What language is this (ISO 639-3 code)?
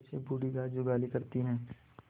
hin